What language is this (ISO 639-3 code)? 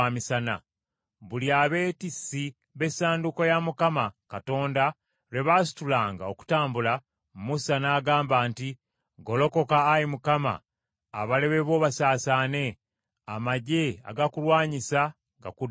lug